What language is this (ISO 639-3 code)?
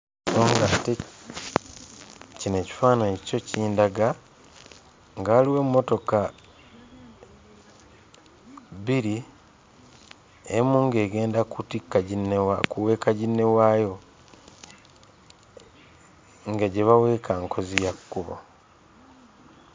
lug